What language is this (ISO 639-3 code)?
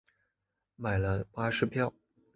zho